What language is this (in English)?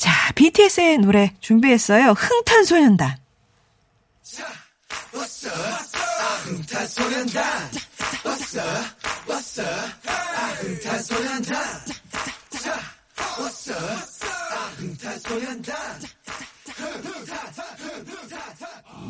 Korean